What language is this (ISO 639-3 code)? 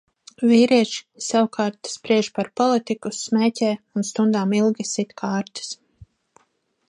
lav